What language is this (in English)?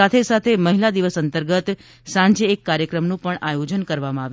Gujarati